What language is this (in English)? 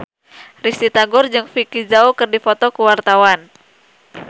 Sundanese